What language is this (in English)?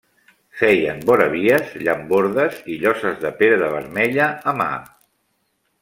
Catalan